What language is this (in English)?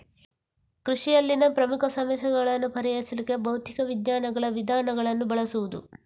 Kannada